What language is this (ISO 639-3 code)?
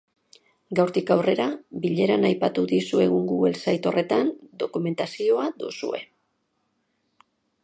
eus